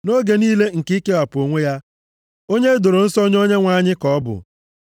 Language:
Igbo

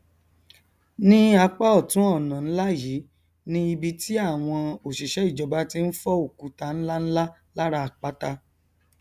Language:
Yoruba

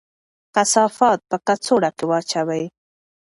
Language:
Pashto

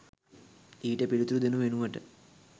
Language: Sinhala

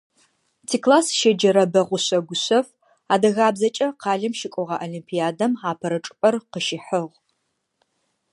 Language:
Adyghe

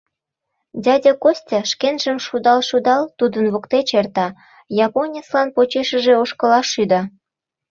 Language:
Mari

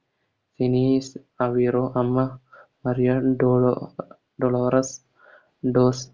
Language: Malayalam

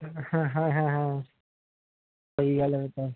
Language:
Punjabi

